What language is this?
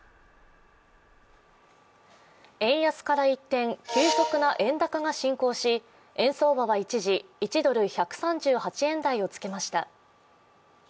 Japanese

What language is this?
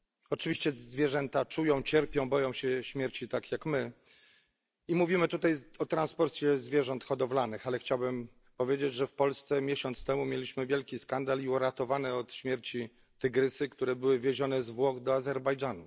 Polish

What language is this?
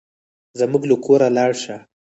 Pashto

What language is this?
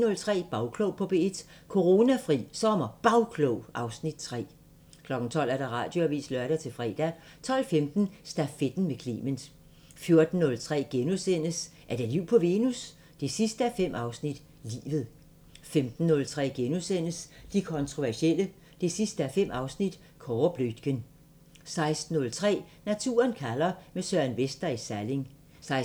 Danish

